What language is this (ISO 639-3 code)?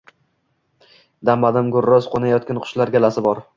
uzb